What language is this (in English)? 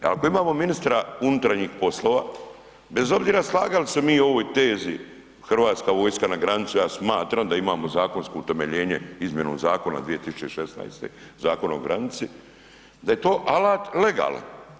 Croatian